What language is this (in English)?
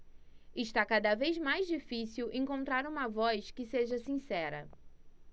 Portuguese